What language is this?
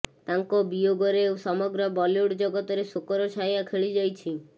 Odia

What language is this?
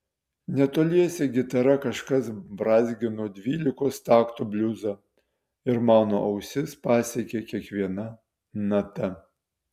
Lithuanian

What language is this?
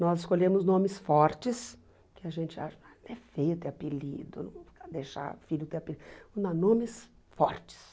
Portuguese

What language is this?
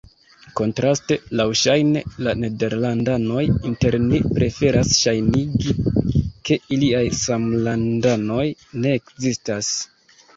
Esperanto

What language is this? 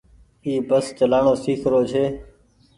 Goaria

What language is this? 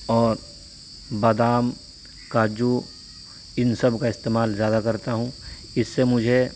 Urdu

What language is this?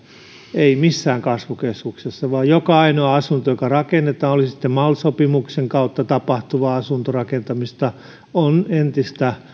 Finnish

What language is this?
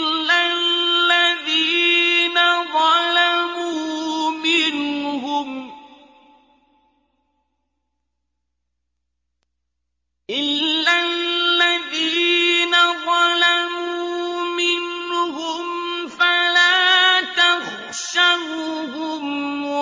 Arabic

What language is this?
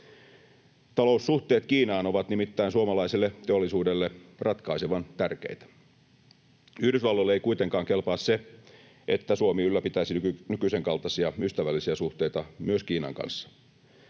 Finnish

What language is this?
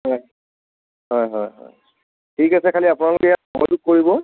Assamese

